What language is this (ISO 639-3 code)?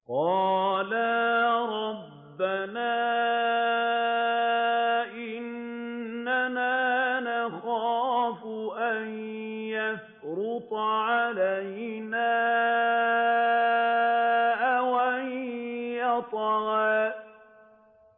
ara